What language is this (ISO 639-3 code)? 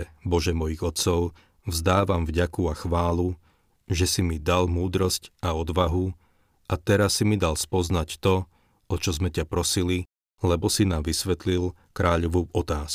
slk